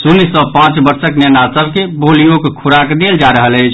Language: Maithili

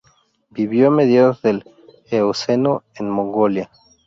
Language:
Spanish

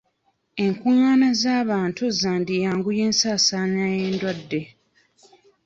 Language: Ganda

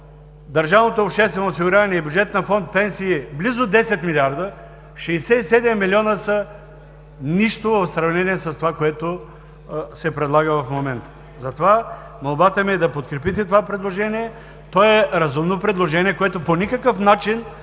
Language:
Bulgarian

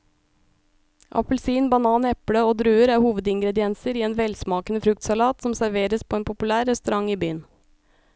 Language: Norwegian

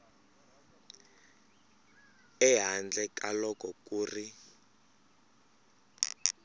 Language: Tsonga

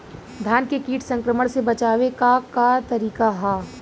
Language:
Bhojpuri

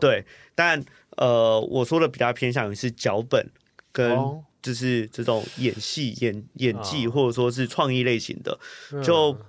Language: Chinese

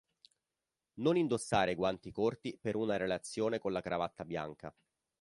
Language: Italian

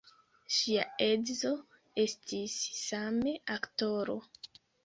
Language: Esperanto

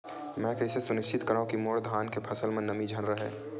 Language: Chhattisgarhi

